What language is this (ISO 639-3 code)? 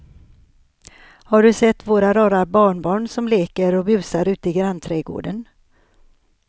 swe